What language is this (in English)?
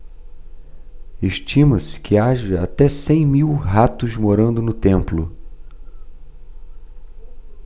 Portuguese